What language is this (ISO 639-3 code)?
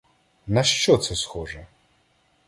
ukr